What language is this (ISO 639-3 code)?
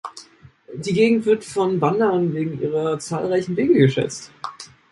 deu